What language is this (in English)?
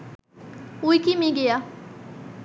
Bangla